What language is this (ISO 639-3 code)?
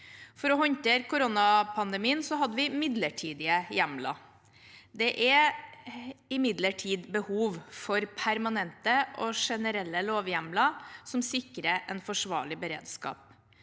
nor